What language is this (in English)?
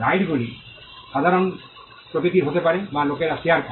Bangla